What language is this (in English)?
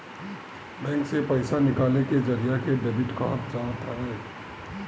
Bhojpuri